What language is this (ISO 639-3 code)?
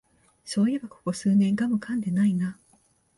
jpn